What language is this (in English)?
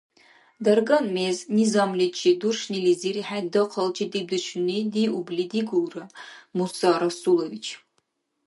Dargwa